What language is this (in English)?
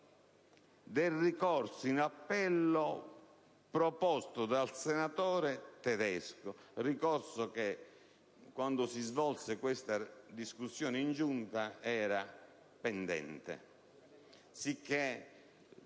Italian